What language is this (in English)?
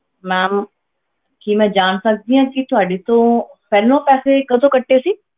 Punjabi